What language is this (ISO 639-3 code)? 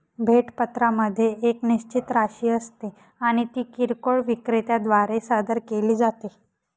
mar